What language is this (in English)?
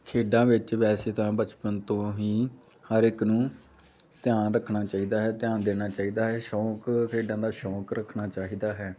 Punjabi